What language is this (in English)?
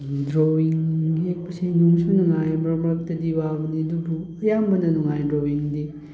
Manipuri